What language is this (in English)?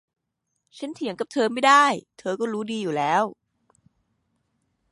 Thai